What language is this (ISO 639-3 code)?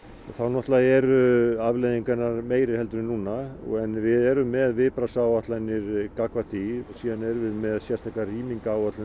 isl